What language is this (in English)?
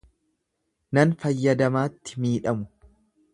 Oromo